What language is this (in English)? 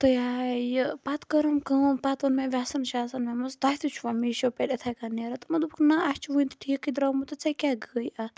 Kashmiri